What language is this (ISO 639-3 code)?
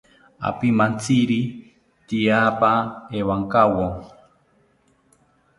cpy